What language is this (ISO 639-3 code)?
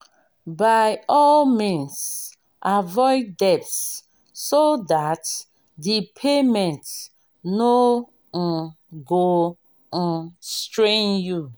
pcm